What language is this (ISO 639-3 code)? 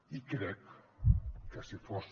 cat